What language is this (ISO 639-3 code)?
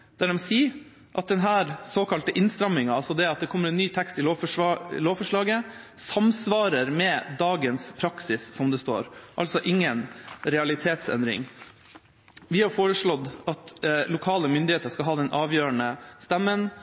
nob